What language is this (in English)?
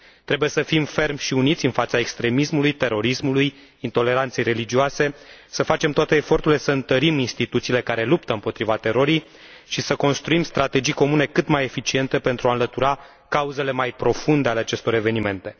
Romanian